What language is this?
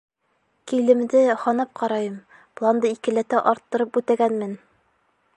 Bashkir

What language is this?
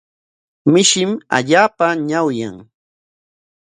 Corongo Ancash Quechua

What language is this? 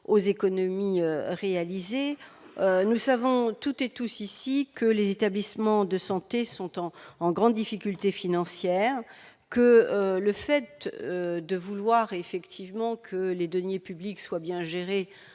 French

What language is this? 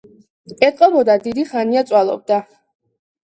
Georgian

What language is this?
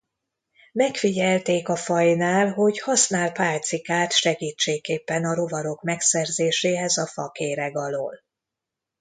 Hungarian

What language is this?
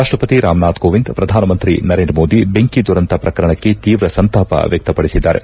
Kannada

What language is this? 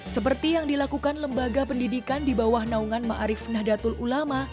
Indonesian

